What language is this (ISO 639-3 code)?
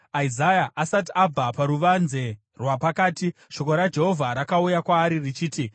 sna